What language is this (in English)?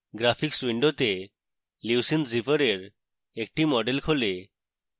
Bangla